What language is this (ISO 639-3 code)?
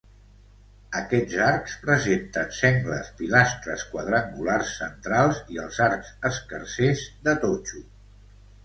cat